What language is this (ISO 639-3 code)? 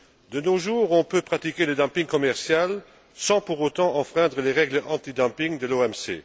fra